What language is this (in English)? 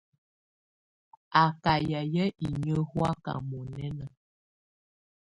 Tunen